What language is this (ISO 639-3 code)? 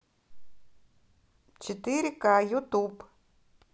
rus